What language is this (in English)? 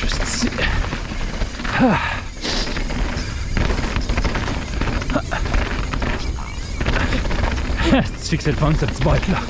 French